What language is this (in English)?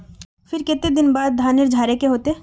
Magahi